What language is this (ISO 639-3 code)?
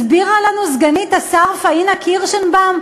heb